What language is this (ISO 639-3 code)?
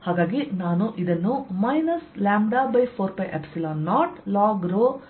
kan